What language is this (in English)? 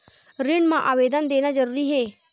Chhattisgarhi